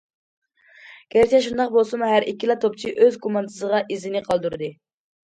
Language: Uyghur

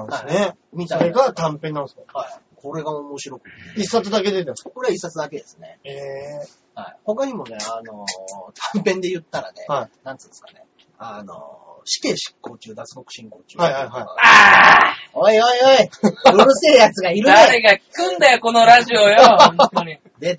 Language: Japanese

